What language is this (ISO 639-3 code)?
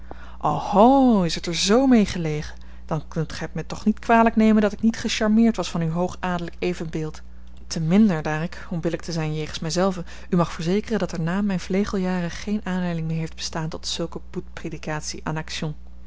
nld